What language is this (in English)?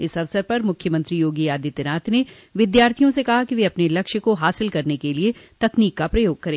Hindi